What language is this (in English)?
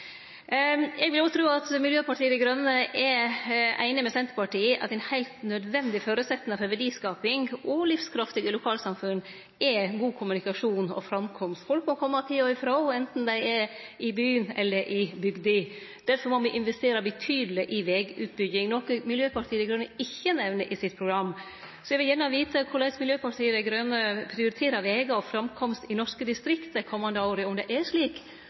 Norwegian Nynorsk